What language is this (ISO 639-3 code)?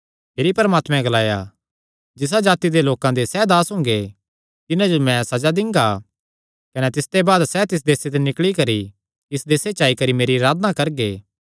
xnr